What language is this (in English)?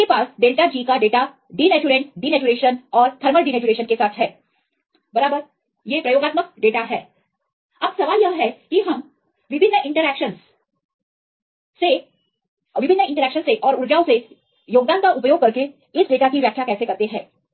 Hindi